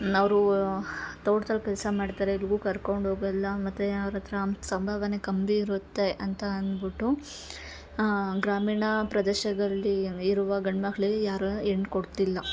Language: Kannada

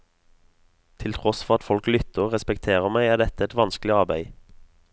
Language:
Norwegian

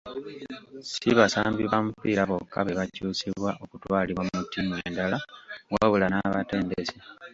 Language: Ganda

